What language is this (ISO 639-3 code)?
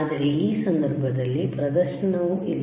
kan